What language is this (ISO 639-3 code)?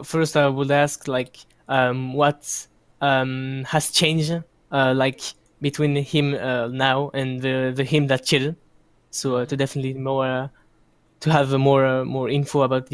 eng